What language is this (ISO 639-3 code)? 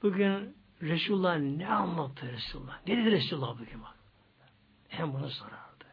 tur